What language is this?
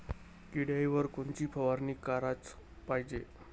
Marathi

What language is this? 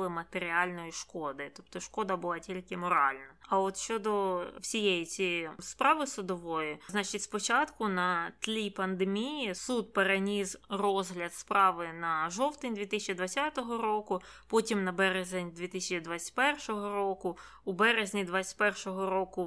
Ukrainian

